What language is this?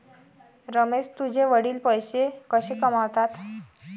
Marathi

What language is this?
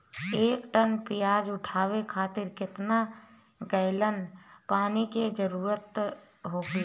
Bhojpuri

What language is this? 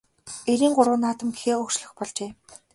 Mongolian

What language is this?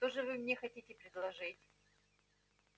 Russian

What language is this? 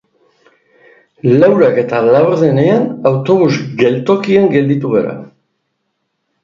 Basque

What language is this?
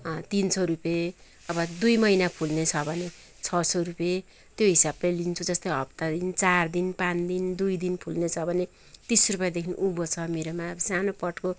Nepali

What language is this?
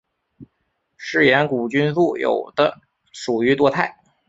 Chinese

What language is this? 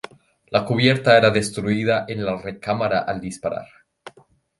Spanish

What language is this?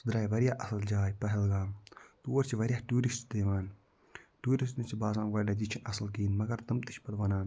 Kashmiri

